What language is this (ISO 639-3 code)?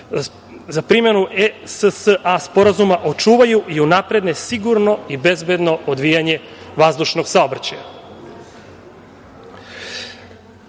srp